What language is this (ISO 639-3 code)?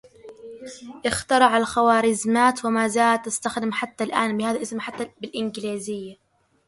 ara